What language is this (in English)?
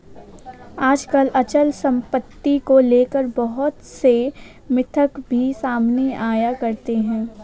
Hindi